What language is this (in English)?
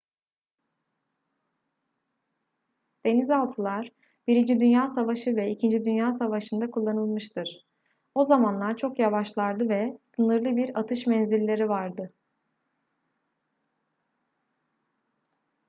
Turkish